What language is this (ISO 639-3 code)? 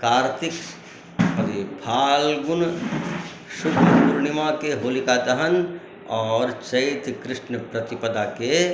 mai